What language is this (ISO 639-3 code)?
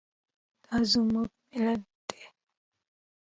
pus